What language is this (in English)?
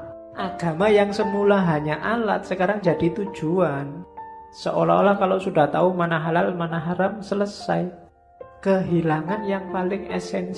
Indonesian